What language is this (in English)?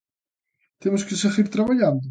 Galician